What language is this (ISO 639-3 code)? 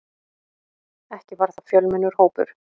isl